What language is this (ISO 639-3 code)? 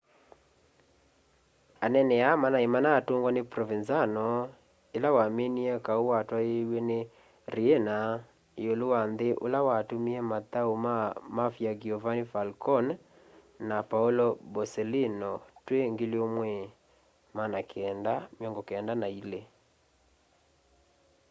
kam